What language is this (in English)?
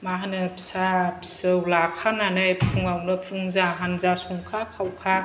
Bodo